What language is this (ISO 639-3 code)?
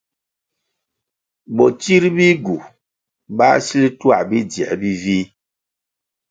nmg